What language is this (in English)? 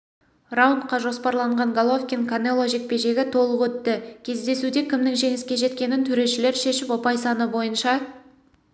Kazakh